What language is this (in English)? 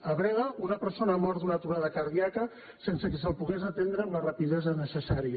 Catalan